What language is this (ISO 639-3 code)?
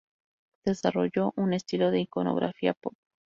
spa